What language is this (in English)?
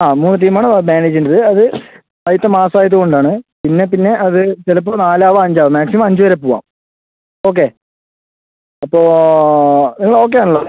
Malayalam